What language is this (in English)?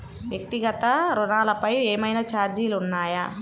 Telugu